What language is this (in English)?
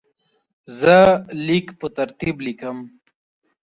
Pashto